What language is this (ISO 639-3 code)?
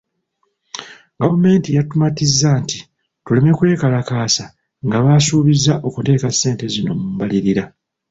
lug